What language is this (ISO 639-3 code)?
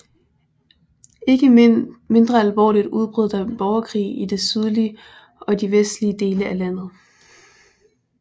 dan